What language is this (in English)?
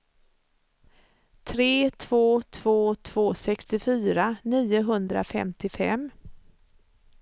Swedish